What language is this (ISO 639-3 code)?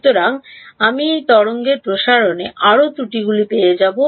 ben